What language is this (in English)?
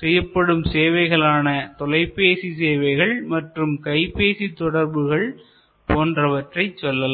Tamil